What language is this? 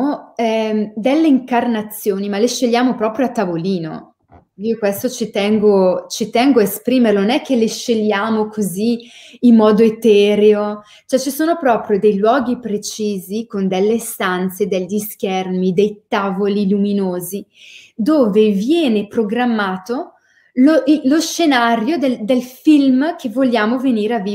Italian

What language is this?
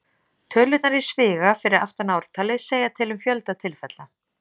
Icelandic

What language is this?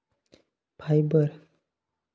Marathi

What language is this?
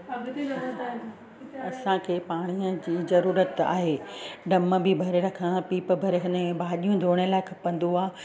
Sindhi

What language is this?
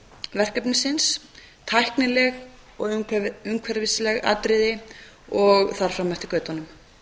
Icelandic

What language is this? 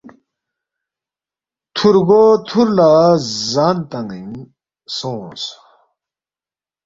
Balti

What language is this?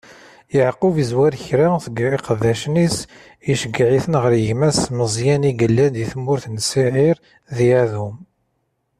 Kabyle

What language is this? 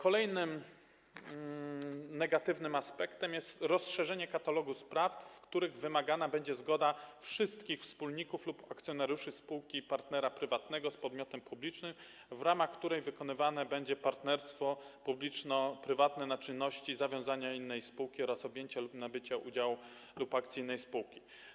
Polish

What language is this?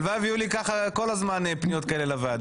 Hebrew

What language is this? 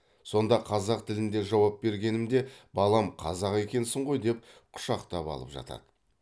Kazakh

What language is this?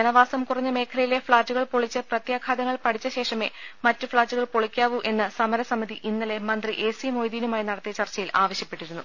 Malayalam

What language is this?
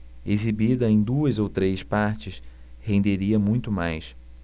Portuguese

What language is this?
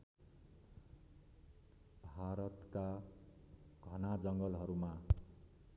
Nepali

